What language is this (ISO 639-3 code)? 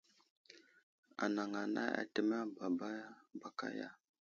udl